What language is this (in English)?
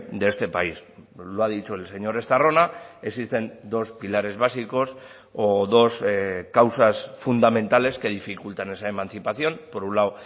Spanish